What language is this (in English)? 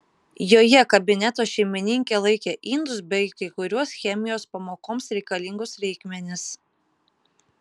Lithuanian